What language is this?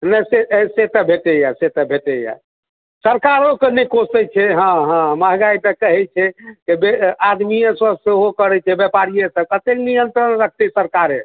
Maithili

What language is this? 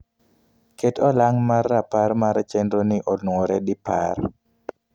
Luo (Kenya and Tanzania)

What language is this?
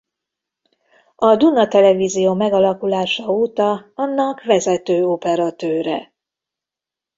Hungarian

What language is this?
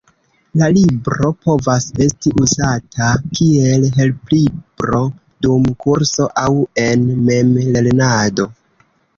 Esperanto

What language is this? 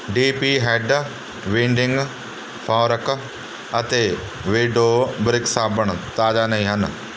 Punjabi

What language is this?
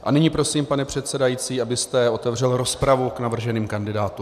Czech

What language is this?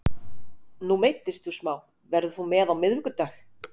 Icelandic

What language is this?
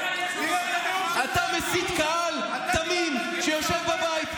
Hebrew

